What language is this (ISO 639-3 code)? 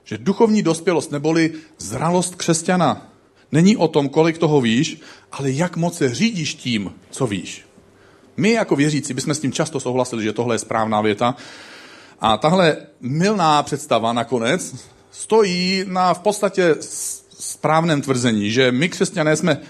ces